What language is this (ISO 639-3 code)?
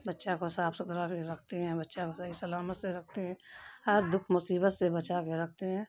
urd